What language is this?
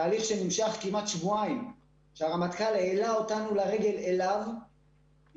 Hebrew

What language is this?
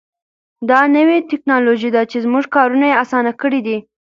Pashto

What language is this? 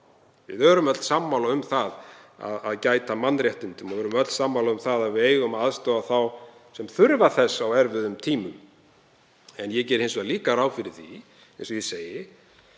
Icelandic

